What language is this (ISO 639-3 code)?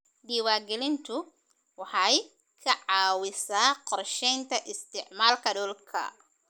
som